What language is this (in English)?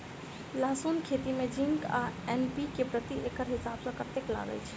Maithili